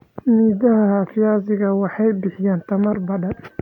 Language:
Somali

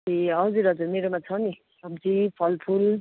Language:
Nepali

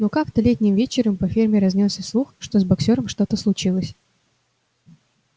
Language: Russian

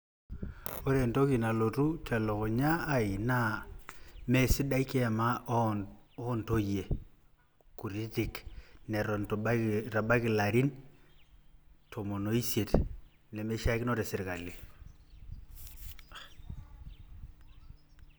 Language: Masai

